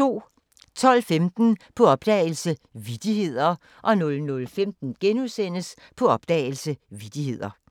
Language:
Danish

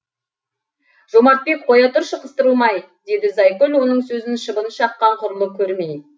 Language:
Kazakh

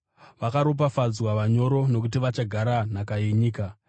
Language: Shona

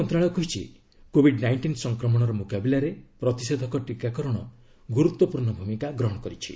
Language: Odia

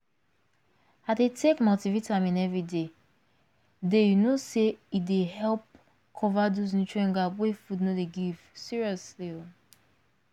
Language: Nigerian Pidgin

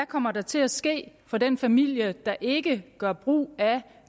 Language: Danish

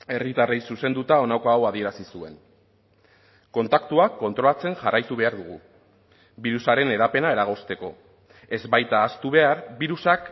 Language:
Basque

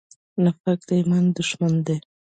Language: Pashto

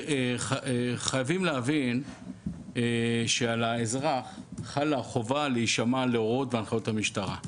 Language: Hebrew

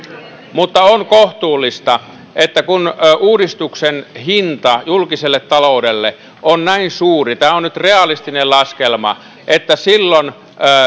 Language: Finnish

